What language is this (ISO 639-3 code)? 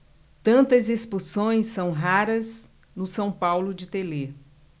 por